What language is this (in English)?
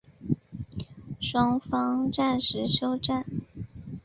Chinese